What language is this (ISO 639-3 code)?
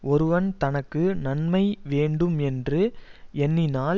tam